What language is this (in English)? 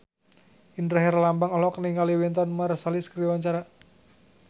Sundanese